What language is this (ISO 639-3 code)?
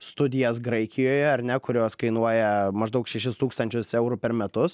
lit